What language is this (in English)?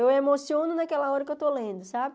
Portuguese